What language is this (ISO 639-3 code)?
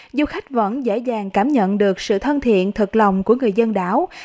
vie